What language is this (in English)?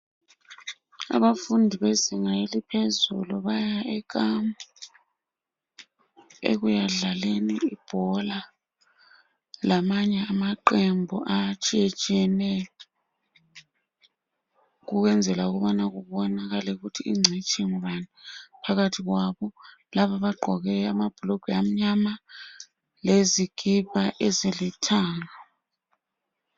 North Ndebele